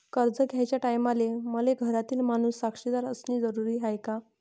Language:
Marathi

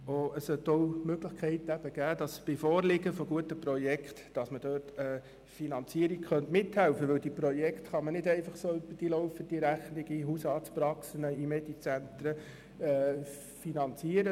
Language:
Swiss German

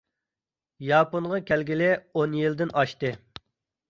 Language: Uyghur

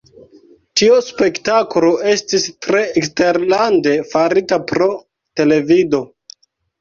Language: Esperanto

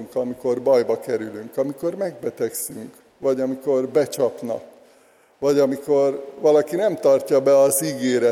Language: Hungarian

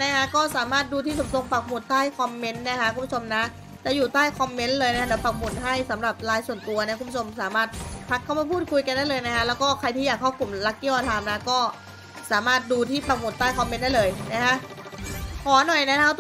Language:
Thai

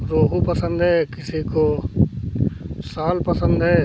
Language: Hindi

